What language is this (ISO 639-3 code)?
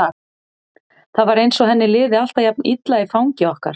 isl